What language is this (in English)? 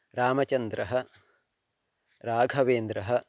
Sanskrit